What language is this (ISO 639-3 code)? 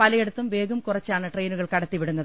mal